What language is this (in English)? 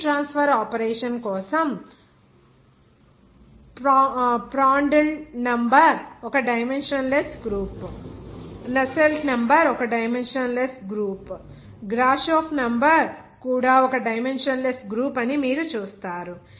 Telugu